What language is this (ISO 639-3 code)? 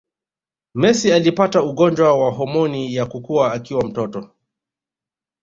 swa